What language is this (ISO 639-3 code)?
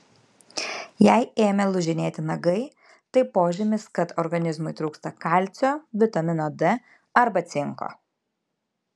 lit